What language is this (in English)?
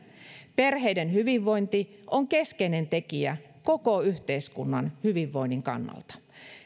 Finnish